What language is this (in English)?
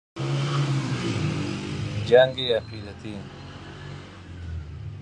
Persian